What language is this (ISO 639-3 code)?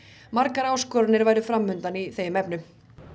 isl